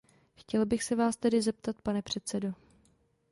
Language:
Czech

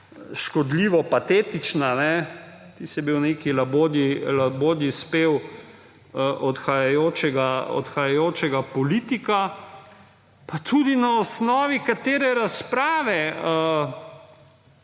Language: Slovenian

